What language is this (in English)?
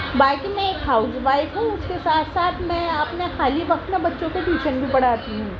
Urdu